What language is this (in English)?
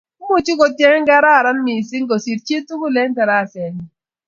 Kalenjin